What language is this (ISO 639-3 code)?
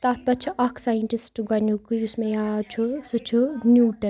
kas